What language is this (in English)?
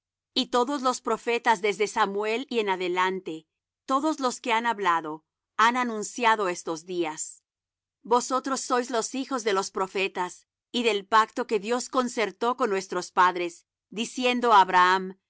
Spanish